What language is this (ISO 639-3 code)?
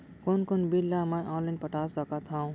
hne